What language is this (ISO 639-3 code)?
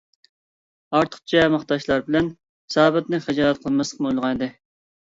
uig